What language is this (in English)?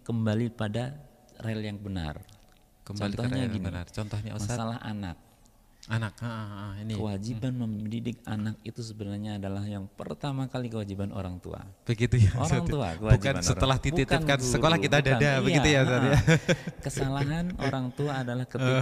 Indonesian